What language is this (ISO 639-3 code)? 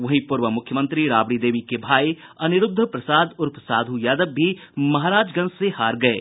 hin